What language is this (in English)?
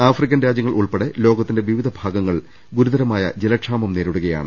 Malayalam